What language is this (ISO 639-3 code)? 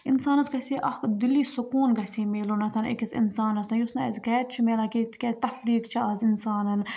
kas